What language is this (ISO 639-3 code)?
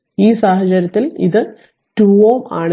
mal